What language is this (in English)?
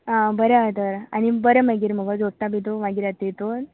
Konkani